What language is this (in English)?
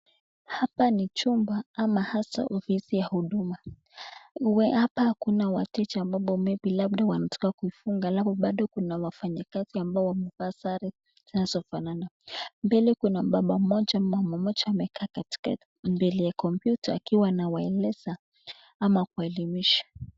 Swahili